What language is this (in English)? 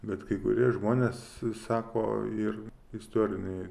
Lithuanian